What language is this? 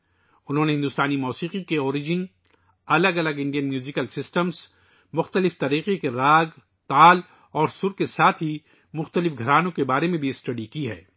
Urdu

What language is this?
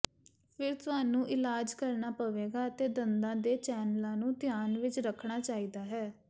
Punjabi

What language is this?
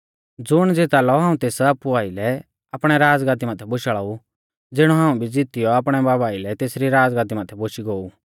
Mahasu Pahari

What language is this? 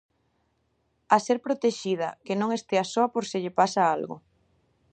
Galician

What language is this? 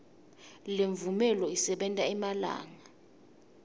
Swati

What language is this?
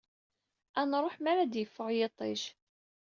Kabyle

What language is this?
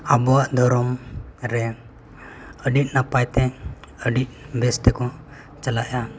Santali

